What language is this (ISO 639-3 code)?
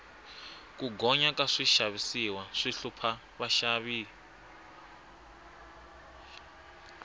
tso